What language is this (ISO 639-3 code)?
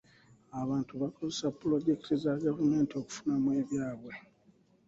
lug